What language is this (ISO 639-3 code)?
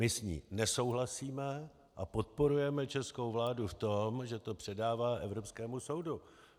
ces